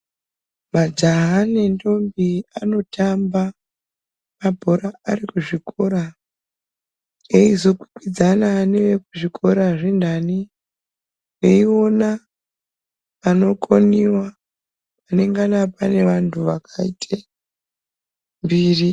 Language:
Ndau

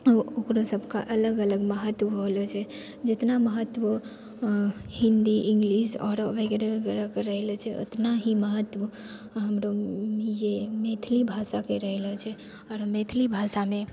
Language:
Maithili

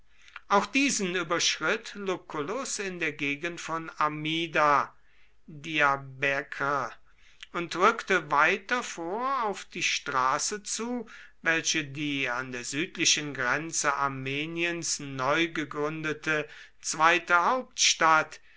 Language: German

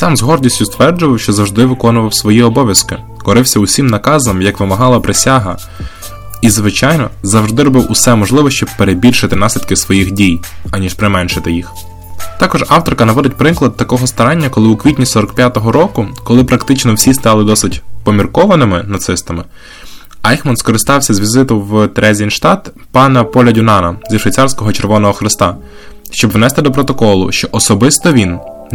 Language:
Ukrainian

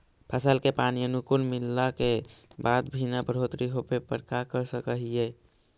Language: Magahi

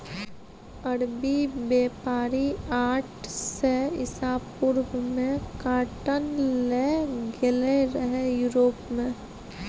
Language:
Maithili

